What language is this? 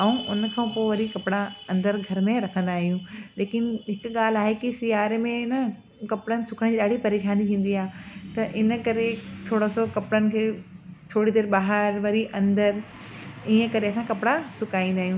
Sindhi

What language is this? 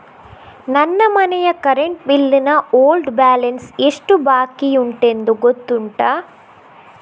Kannada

